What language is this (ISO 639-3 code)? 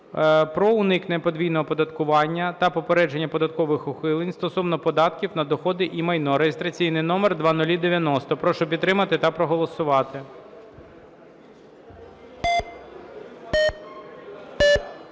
ukr